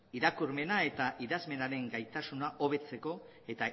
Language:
Basque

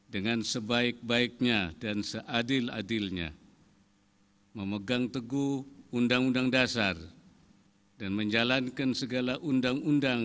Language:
Indonesian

